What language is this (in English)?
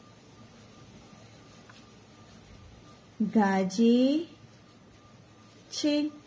Gujarati